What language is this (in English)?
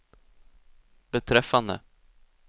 Swedish